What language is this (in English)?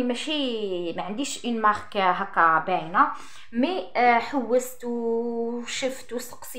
Arabic